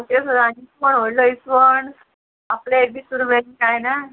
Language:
Konkani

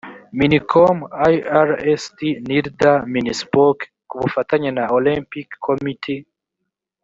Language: Kinyarwanda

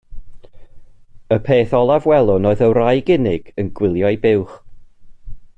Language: Welsh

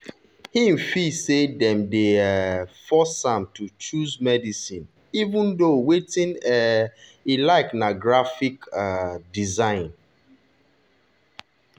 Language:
Nigerian Pidgin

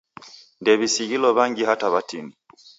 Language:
Taita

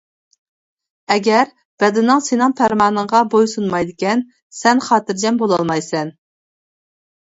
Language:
Uyghur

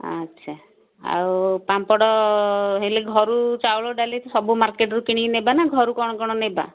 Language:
Odia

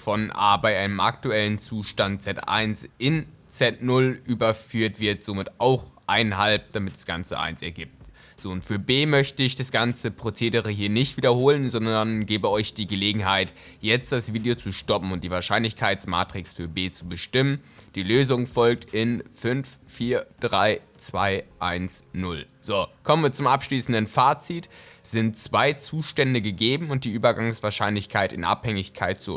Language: German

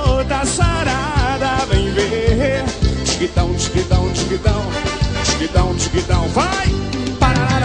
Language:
Portuguese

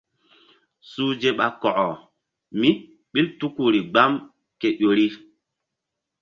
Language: Mbum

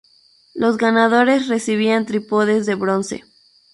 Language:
Spanish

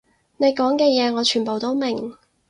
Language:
Cantonese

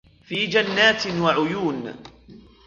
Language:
Arabic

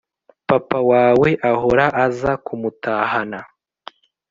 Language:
Kinyarwanda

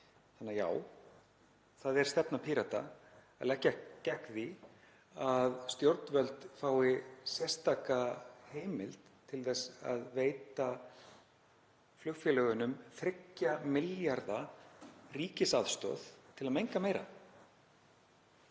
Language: Icelandic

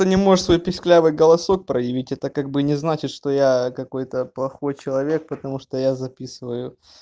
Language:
Russian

